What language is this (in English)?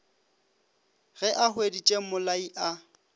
Northern Sotho